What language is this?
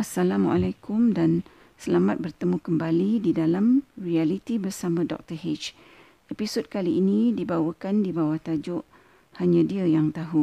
Malay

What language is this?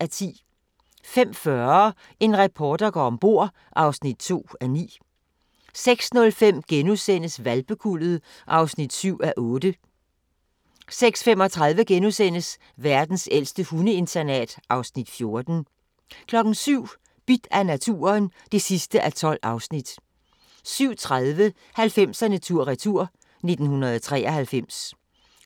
Danish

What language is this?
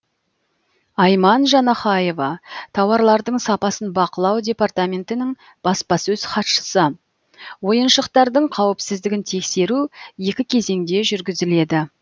Kazakh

